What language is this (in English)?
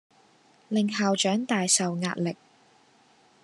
Cantonese